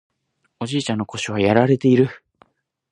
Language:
Japanese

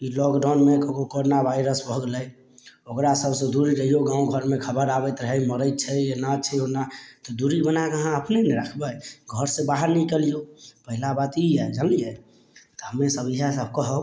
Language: Maithili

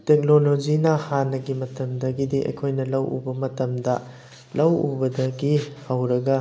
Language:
Manipuri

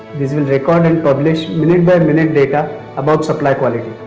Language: English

